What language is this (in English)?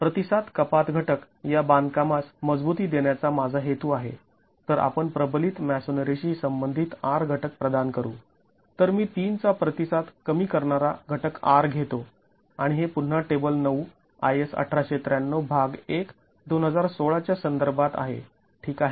Marathi